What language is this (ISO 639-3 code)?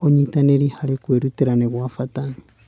kik